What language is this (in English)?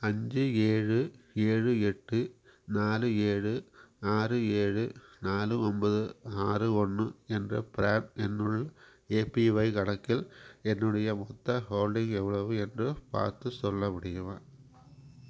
Tamil